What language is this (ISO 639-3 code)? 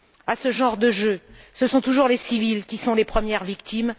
fra